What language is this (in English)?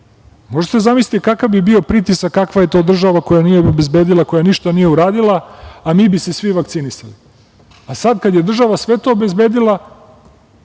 Serbian